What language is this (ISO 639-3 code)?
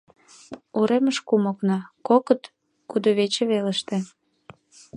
chm